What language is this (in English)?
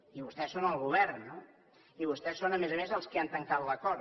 Catalan